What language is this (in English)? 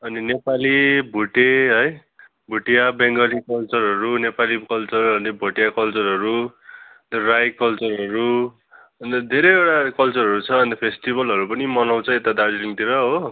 Nepali